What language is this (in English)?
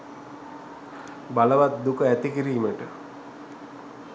Sinhala